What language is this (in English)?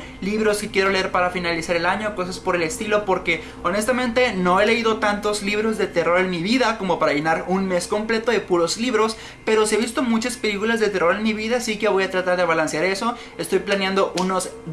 Spanish